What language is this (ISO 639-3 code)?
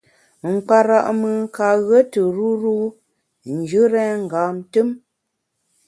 bax